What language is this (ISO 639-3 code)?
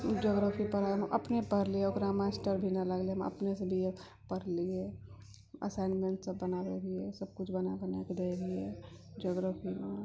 mai